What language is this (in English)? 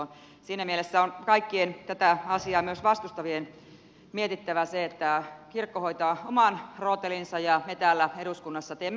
Finnish